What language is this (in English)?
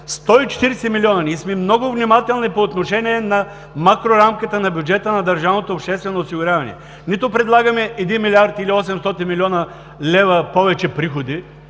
Bulgarian